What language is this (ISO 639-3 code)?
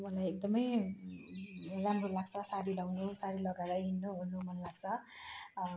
nep